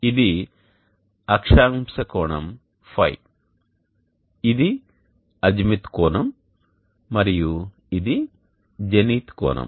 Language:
Telugu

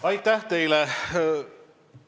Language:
Estonian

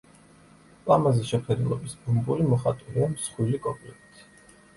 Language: Georgian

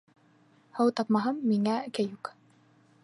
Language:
Bashkir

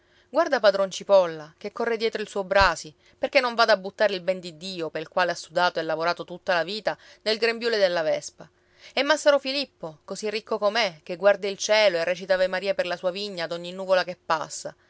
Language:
Italian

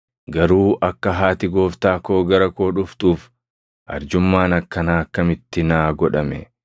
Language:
Oromo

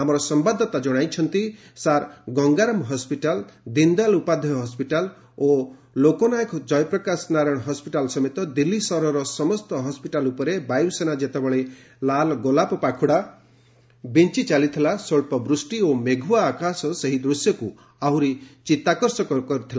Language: Odia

